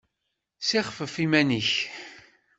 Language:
Kabyle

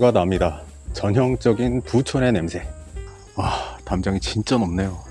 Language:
Korean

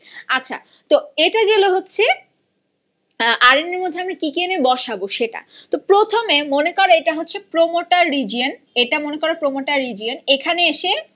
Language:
Bangla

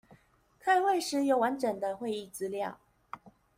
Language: Chinese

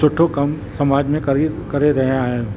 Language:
Sindhi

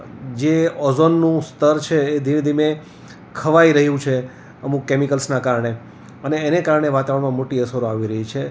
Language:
Gujarati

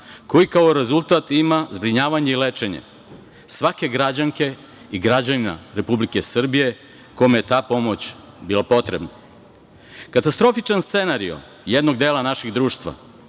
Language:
Serbian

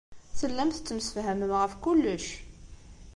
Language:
Kabyle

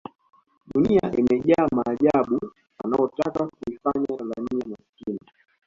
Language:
Swahili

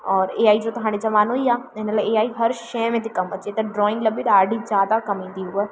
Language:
Sindhi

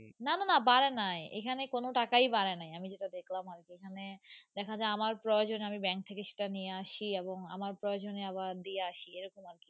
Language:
Bangla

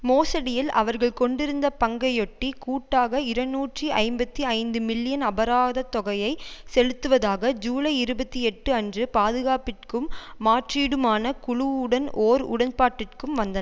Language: Tamil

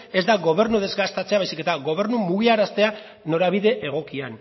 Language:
Basque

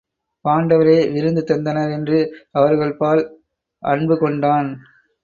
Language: Tamil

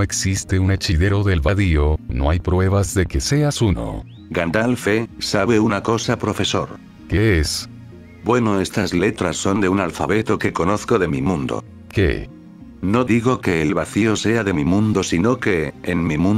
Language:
Spanish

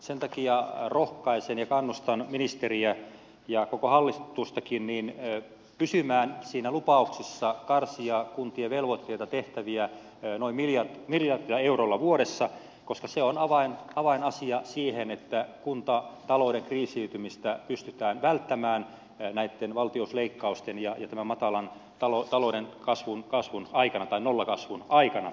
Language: Finnish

